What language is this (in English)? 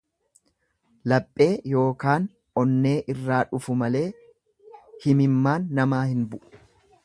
Oromo